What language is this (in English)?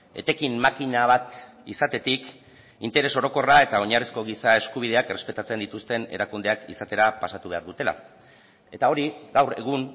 Basque